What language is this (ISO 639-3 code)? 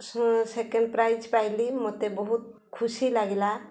ori